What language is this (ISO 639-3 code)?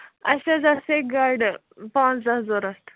kas